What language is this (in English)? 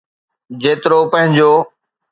Sindhi